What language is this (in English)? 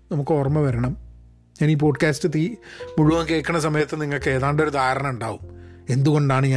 Malayalam